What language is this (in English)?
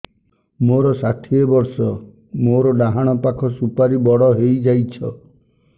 Odia